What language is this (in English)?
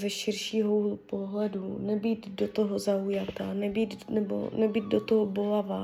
Czech